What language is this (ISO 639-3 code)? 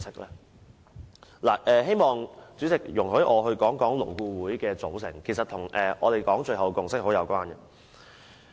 yue